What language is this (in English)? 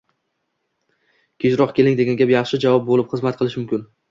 Uzbek